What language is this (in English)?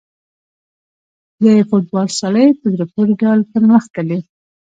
Pashto